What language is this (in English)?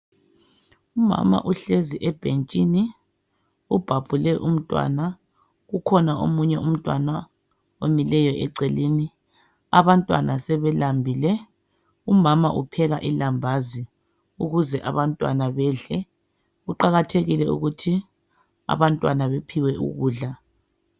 North Ndebele